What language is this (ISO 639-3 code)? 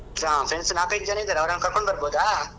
kan